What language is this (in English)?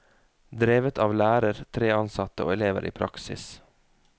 Norwegian